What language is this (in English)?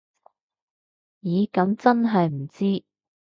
Cantonese